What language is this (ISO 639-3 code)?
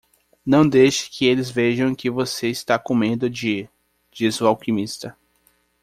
por